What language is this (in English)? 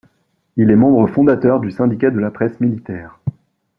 French